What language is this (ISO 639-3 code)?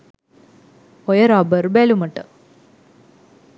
sin